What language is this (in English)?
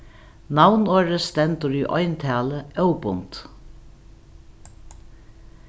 Faroese